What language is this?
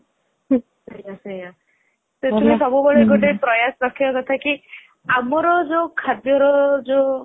Odia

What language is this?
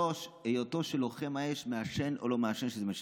Hebrew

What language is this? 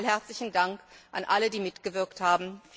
German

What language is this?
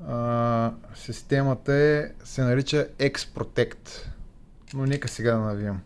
Bulgarian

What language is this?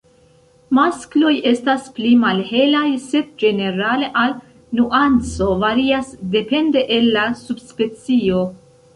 Esperanto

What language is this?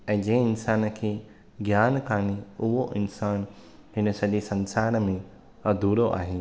Sindhi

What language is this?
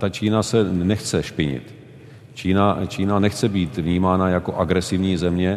Czech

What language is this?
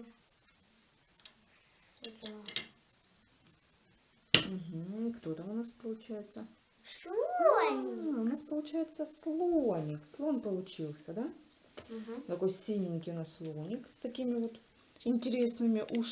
Russian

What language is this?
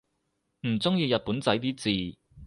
Cantonese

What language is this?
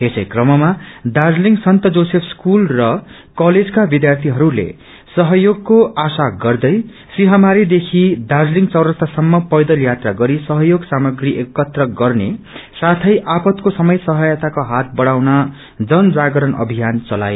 Nepali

